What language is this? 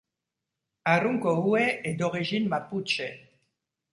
French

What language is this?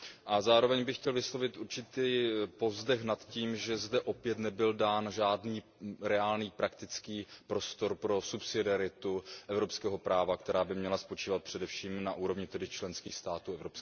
Czech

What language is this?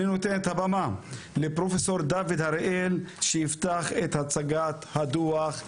Hebrew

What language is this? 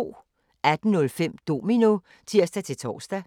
Danish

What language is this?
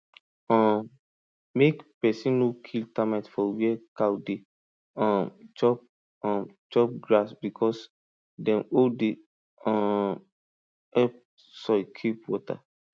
Nigerian Pidgin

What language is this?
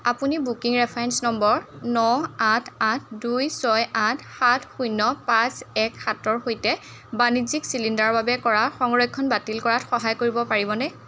Assamese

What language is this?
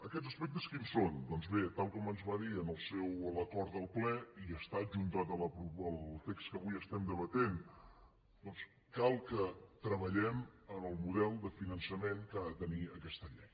Catalan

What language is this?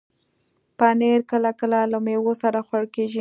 Pashto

